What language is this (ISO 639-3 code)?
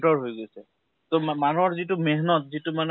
asm